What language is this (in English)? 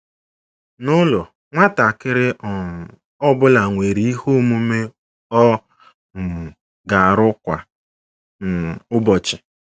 Igbo